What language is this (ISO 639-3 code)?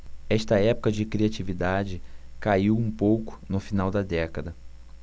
por